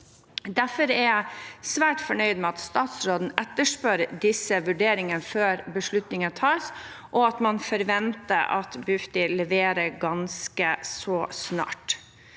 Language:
Norwegian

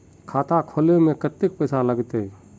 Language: Magahi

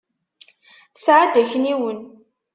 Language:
Kabyle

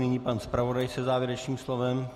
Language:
Czech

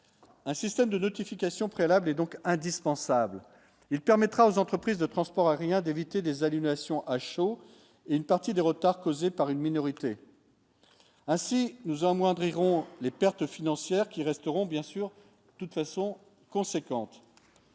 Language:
French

